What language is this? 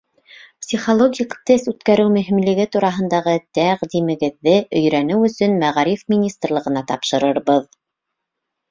Bashkir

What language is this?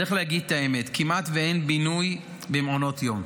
Hebrew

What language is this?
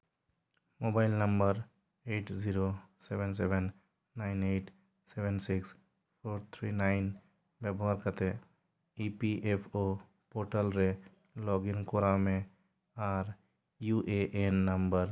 Santali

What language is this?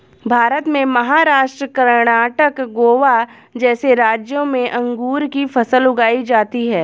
Hindi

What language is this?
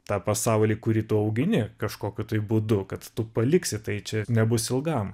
Lithuanian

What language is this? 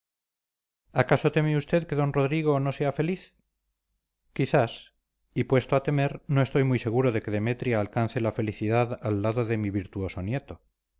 Spanish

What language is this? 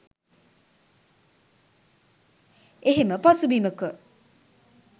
Sinhala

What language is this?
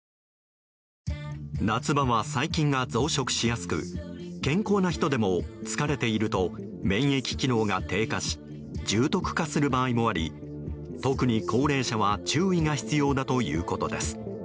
Japanese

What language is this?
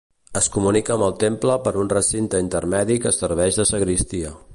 Catalan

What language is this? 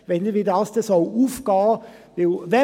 Swiss German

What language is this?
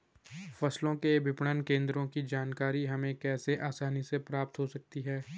Hindi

